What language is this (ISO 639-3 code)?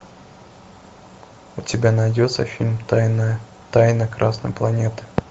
rus